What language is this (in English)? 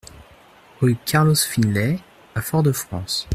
French